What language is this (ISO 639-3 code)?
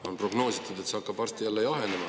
est